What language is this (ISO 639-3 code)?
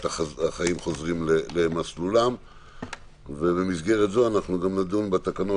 heb